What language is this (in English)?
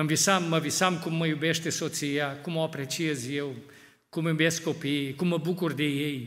Romanian